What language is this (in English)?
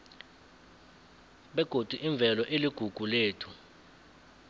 South Ndebele